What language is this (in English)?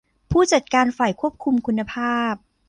Thai